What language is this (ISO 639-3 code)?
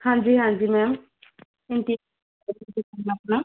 pan